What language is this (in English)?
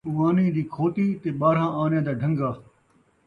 Saraiki